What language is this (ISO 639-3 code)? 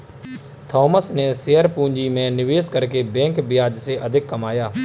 hin